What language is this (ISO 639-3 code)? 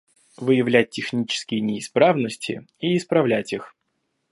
rus